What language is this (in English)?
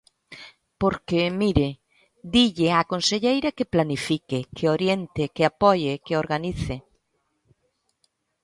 Galician